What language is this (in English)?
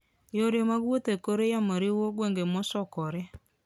Luo (Kenya and Tanzania)